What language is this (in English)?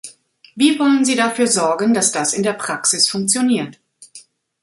German